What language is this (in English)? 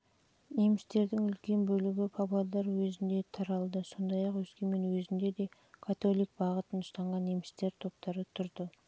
Kazakh